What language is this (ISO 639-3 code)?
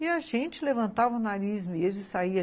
por